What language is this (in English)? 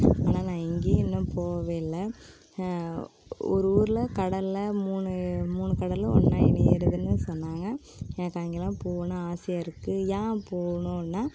Tamil